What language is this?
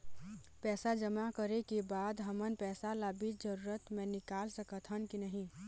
Chhattisgarhi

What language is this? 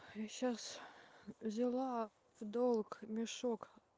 Russian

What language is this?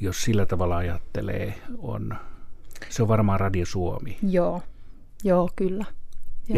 Finnish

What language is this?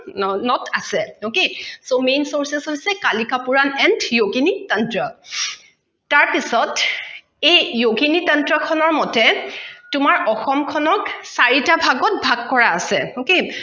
Assamese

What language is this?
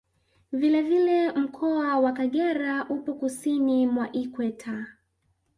Swahili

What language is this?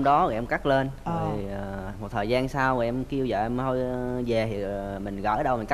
Vietnamese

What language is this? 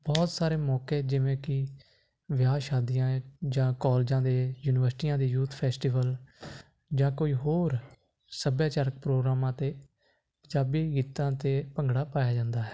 Punjabi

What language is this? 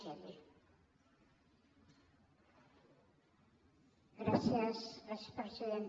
Catalan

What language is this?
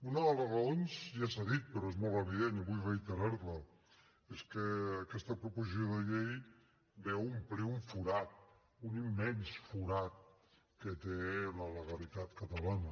Catalan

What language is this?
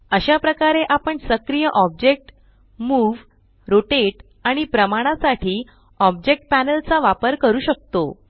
Marathi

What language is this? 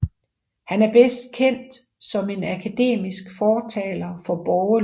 Danish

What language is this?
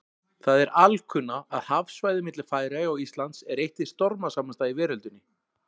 Icelandic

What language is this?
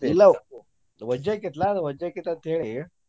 Kannada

